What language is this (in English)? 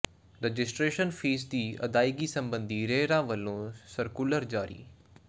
Punjabi